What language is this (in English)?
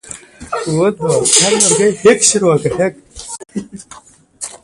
Pashto